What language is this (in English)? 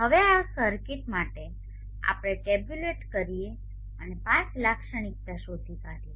Gujarati